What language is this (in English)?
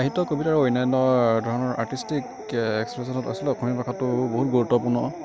Assamese